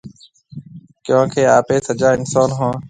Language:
Marwari (Pakistan)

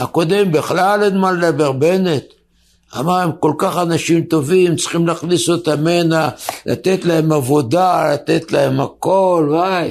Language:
Hebrew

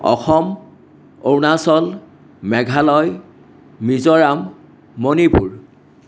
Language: Assamese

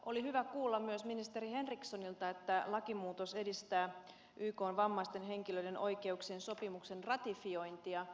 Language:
Finnish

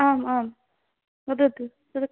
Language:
Sanskrit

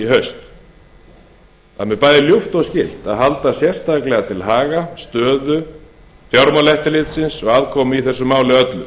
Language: Icelandic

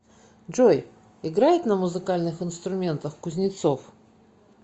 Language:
Russian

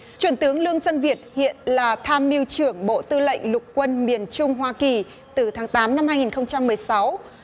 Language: Vietnamese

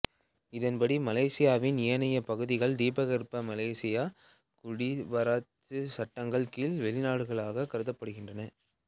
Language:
Tamil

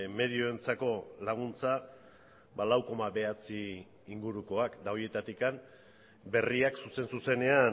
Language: Basque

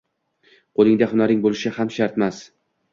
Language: Uzbek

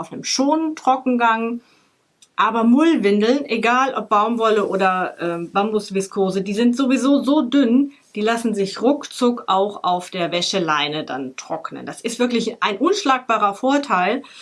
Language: German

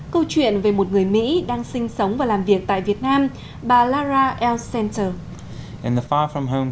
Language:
Vietnamese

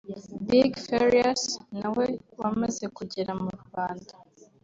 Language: Kinyarwanda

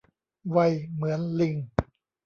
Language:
Thai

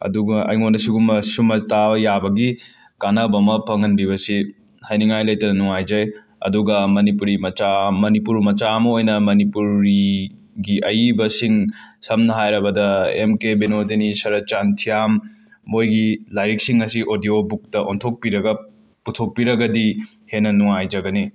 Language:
Manipuri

